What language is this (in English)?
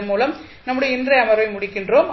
Tamil